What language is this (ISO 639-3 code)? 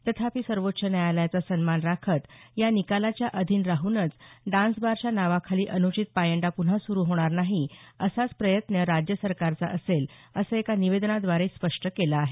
mar